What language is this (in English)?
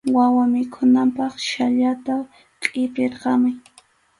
Arequipa-La Unión Quechua